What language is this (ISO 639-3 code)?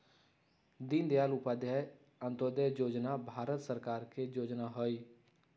mag